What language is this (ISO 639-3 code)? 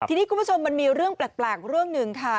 tha